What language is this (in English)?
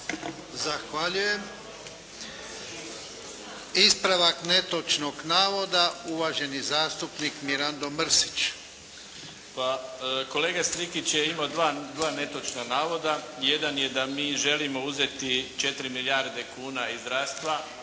Croatian